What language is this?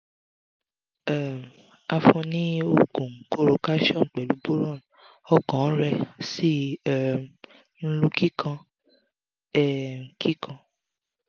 Yoruba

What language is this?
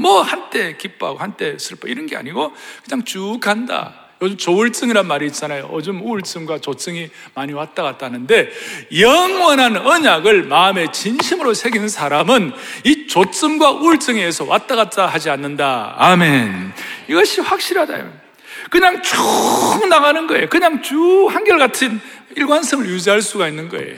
Korean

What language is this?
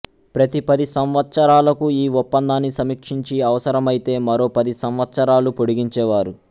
Telugu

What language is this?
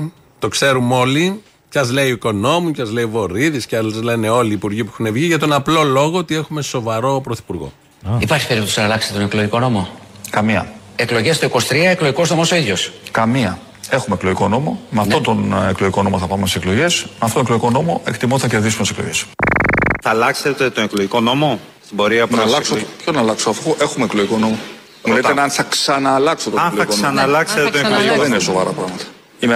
Greek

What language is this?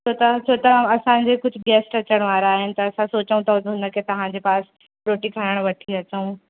Sindhi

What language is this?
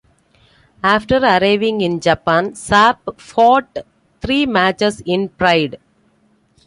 English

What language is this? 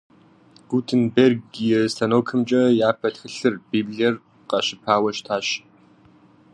Kabardian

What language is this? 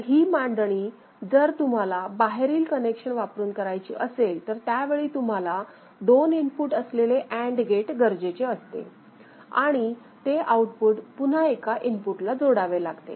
Marathi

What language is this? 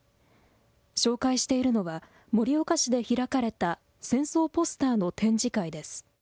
Japanese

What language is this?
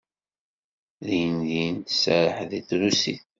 Kabyle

